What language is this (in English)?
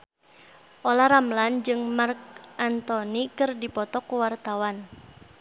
Sundanese